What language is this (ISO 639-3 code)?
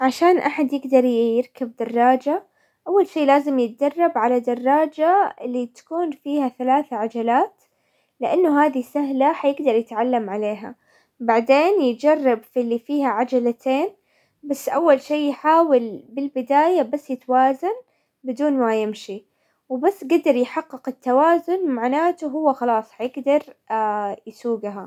acw